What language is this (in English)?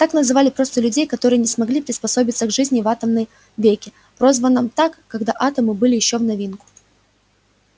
Russian